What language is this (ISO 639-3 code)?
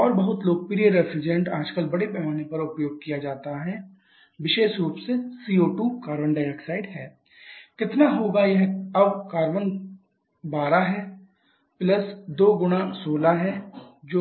hin